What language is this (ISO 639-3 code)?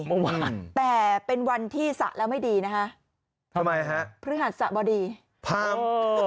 tha